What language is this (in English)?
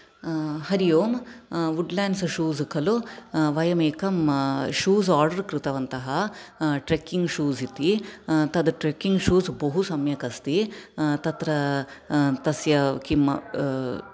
Sanskrit